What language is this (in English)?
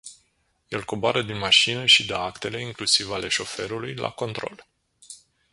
Romanian